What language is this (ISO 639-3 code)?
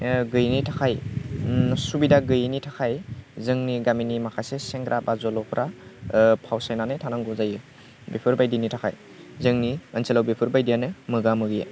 brx